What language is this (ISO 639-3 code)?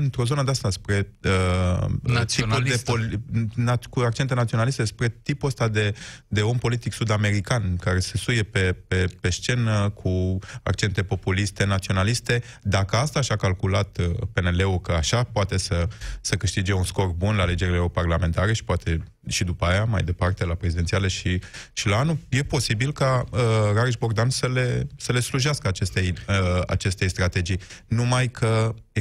ron